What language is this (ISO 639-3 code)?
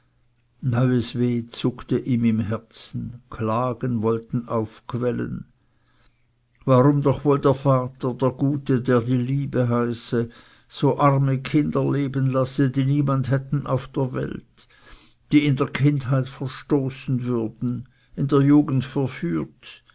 deu